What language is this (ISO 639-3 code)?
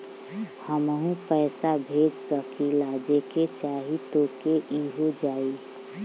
bho